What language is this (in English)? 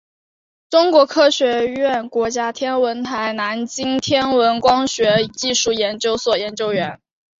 Chinese